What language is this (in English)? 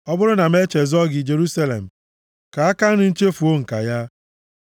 Igbo